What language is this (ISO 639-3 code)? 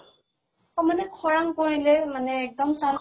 asm